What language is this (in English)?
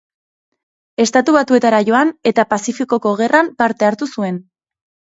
Basque